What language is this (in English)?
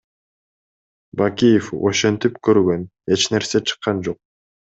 Kyrgyz